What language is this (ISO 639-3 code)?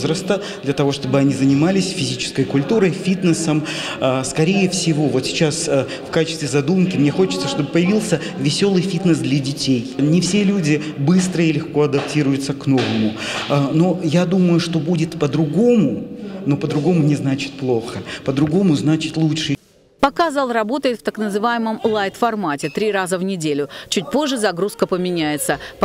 rus